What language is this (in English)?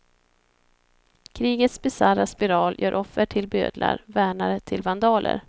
Swedish